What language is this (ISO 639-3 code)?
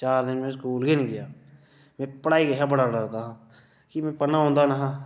doi